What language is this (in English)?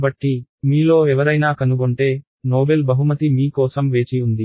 Telugu